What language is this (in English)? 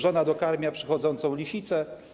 Polish